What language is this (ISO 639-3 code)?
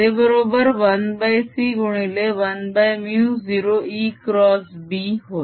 mar